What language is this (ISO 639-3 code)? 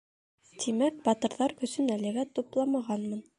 bak